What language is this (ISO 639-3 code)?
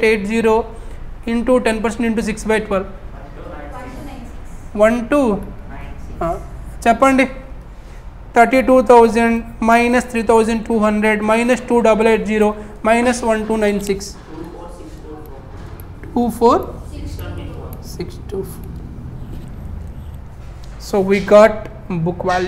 tel